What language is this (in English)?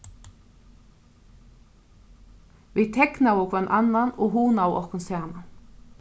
Faroese